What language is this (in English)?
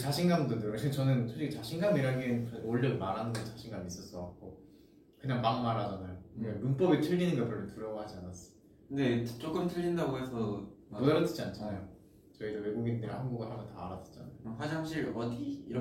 Korean